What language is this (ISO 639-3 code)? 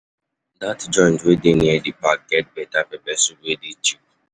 pcm